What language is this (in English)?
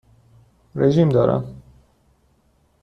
Persian